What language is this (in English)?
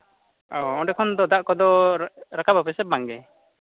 Santali